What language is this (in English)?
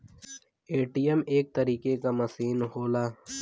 Bhojpuri